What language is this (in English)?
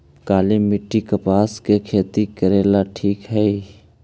Magahi